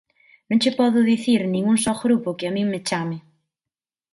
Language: Galician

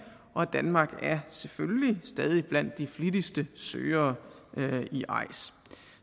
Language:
Danish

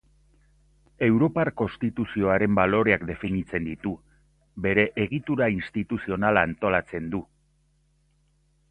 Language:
Basque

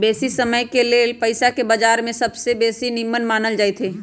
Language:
Magahi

